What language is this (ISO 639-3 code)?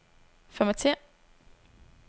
dan